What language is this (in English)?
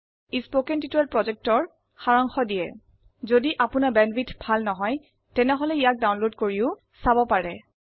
Assamese